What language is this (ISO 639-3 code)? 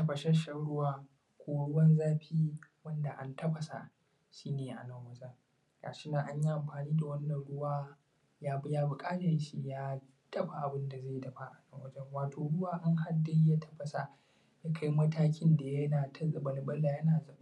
hau